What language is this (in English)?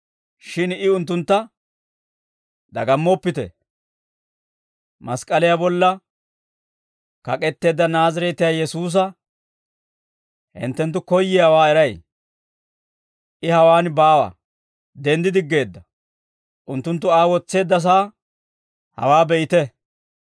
Dawro